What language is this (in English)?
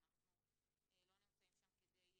Hebrew